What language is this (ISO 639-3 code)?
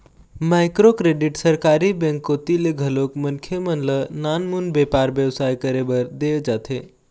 hne